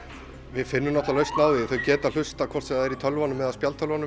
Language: Icelandic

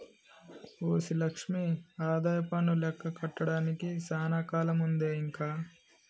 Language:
Telugu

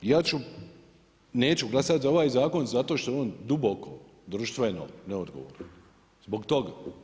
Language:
Croatian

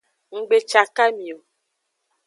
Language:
Aja (Benin)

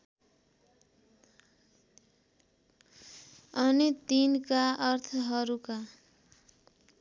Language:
Nepali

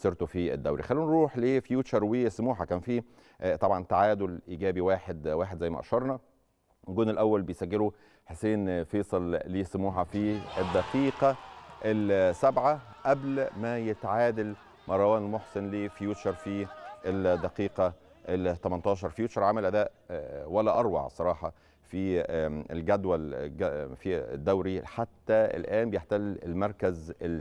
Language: Arabic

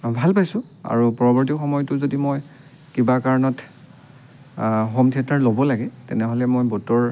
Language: Assamese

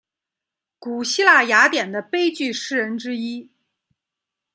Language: Chinese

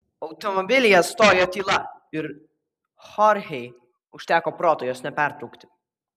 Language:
Lithuanian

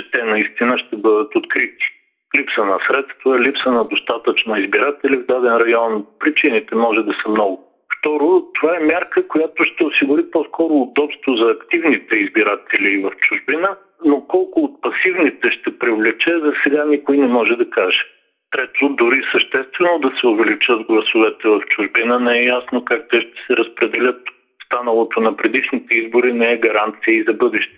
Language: Bulgarian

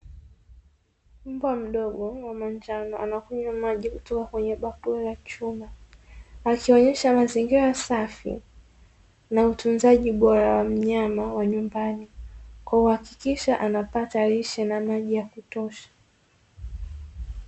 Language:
Swahili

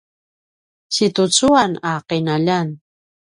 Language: Paiwan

